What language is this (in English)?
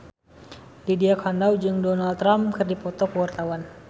Sundanese